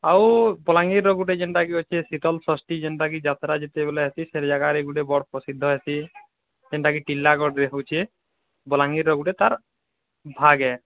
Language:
Odia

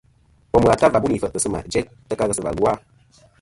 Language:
Kom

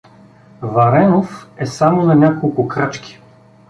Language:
Bulgarian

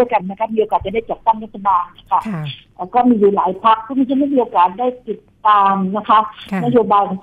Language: Thai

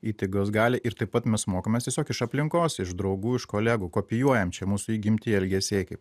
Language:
Lithuanian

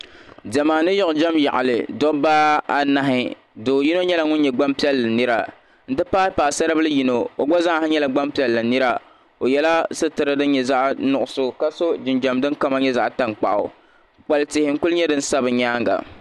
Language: Dagbani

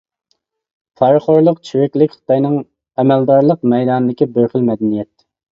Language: Uyghur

